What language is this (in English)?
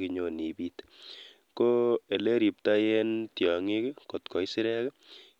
Kalenjin